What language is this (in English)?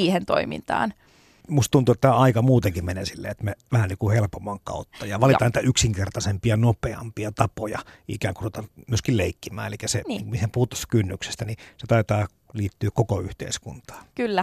Finnish